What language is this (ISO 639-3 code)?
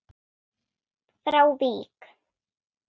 isl